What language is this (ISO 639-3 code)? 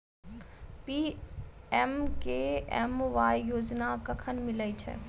mai